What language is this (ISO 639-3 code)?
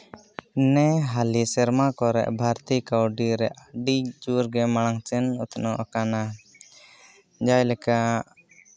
sat